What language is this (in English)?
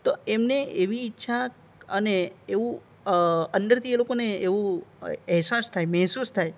Gujarati